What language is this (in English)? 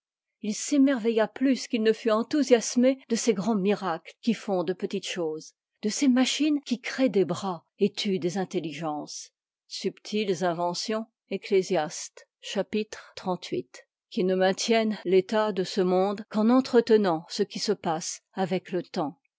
French